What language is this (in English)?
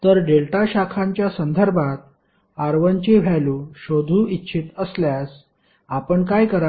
Marathi